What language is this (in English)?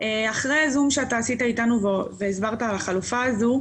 Hebrew